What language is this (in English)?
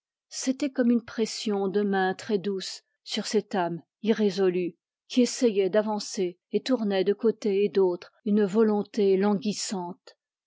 French